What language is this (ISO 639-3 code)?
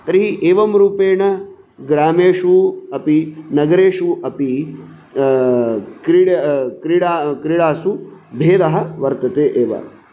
san